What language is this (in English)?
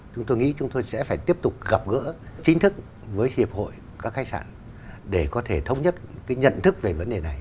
Vietnamese